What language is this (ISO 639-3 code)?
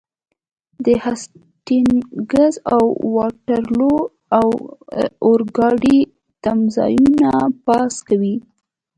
pus